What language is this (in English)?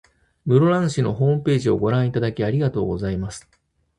Japanese